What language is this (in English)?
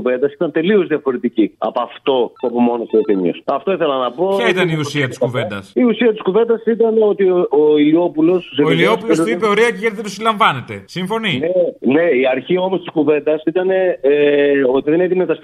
Greek